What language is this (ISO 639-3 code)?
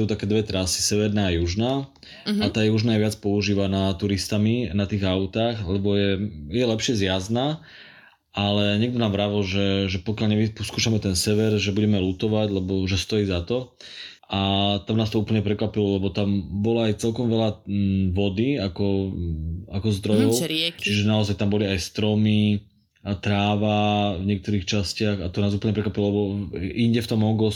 slk